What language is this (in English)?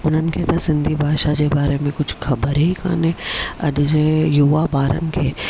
Sindhi